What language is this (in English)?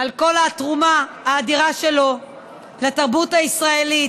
Hebrew